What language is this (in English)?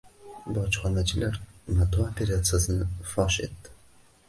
Uzbek